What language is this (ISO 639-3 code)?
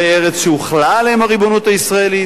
heb